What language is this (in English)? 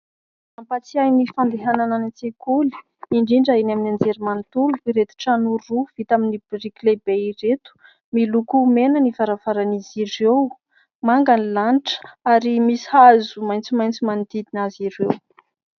Malagasy